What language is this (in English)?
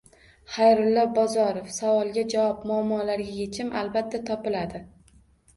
Uzbek